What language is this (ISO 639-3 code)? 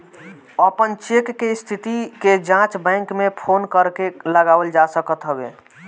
bho